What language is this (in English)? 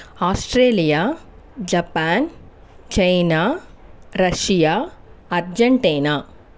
Telugu